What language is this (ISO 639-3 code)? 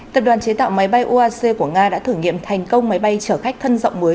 vie